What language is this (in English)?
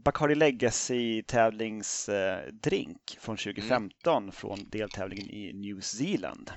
Swedish